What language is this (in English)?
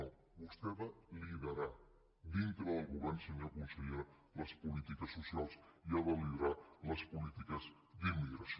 Catalan